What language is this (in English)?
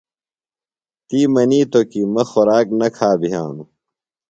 Phalura